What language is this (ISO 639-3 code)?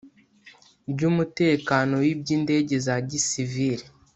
kin